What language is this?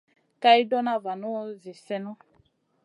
Masana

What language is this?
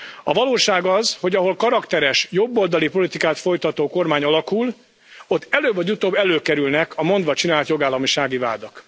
Hungarian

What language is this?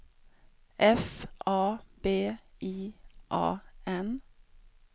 Swedish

